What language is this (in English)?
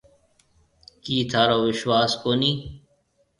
Marwari (Pakistan)